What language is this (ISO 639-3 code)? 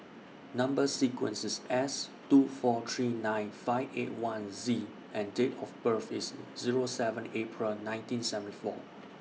eng